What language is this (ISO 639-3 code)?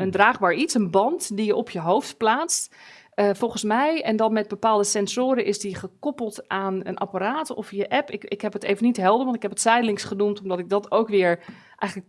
nld